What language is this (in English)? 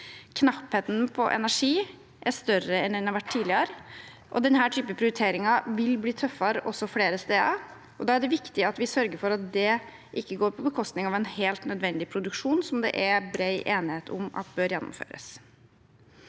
Norwegian